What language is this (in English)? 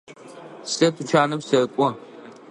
Adyghe